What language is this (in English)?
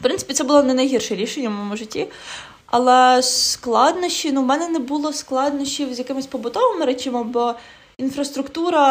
Ukrainian